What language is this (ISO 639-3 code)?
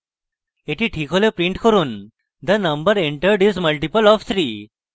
ben